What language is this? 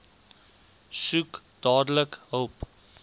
Afrikaans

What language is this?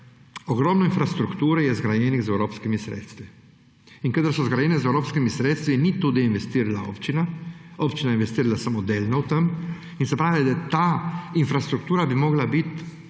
Slovenian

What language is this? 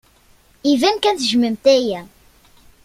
Kabyle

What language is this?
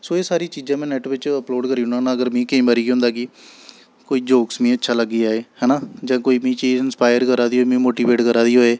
Dogri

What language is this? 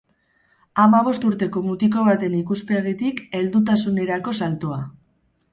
Basque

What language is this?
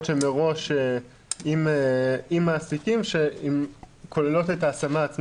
Hebrew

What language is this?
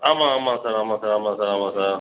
Tamil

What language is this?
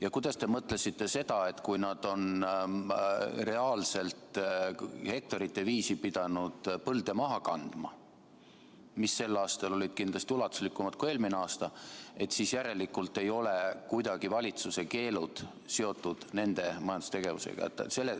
Estonian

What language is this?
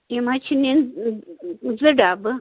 Kashmiri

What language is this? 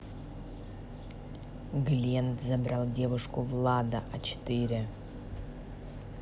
Russian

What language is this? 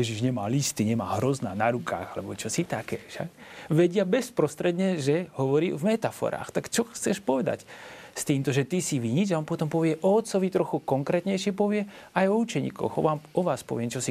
Slovak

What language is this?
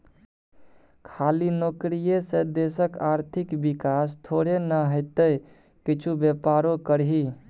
Maithili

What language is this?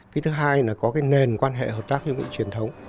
Vietnamese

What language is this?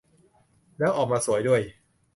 Thai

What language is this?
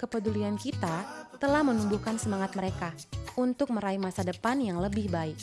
Indonesian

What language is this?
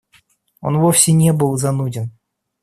Russian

